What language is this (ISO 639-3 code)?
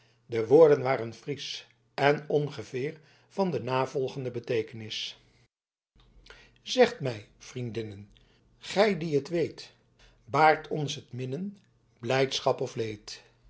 nld